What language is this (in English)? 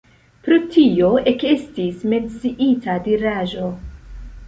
Esperanto